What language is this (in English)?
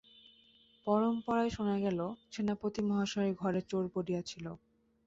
Bangla